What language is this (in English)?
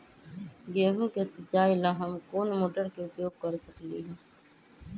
Magahi